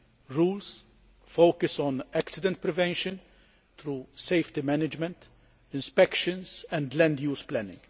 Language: English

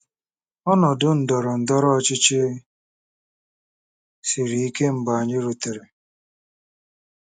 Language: Igbo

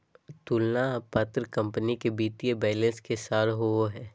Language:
Magahi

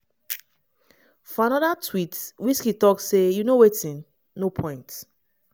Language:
Nigerian Pidgin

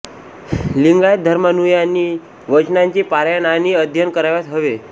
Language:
Marathi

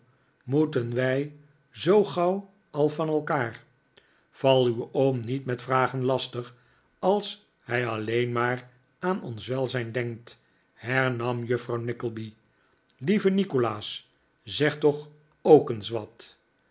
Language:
Dutch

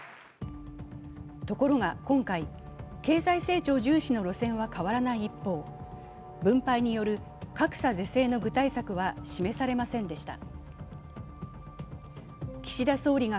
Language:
Japanese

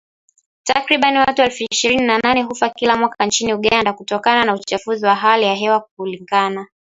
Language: Swahili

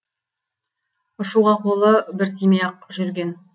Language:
Kazakh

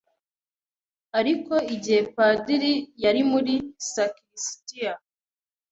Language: Kinyarwanda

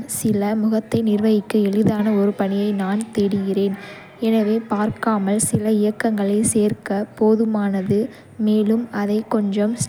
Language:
Kota (India)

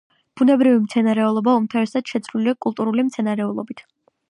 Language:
Georgian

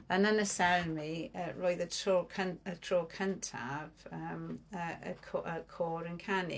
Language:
Welsh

